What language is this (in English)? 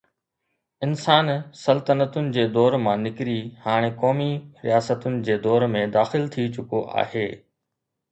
Sindhi